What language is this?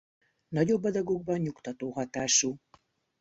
Hungarian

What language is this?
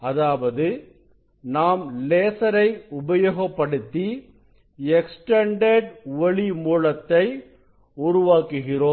Tamil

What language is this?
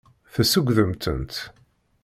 Kabyle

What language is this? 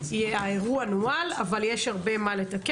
Hebrew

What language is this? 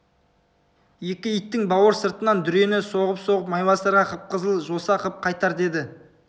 Kazakh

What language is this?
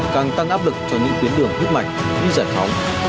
Vietnamese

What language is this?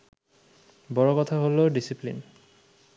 Bangla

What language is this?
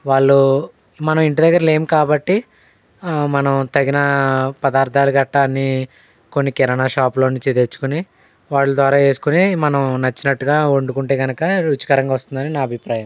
Telugu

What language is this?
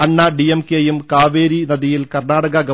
Malayalam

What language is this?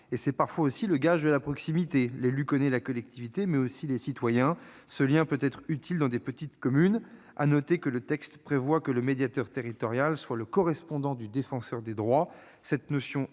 French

